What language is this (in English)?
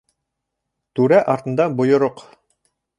Bashkir